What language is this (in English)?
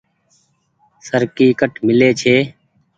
Goaria